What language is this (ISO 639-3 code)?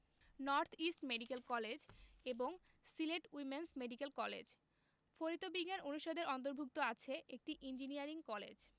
ben